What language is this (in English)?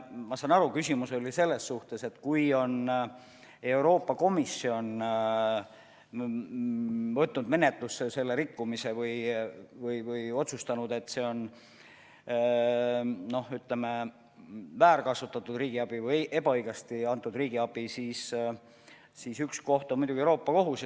Estonian